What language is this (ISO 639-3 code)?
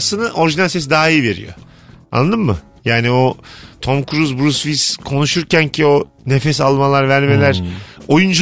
tur